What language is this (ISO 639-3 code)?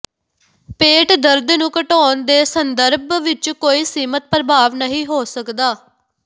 pan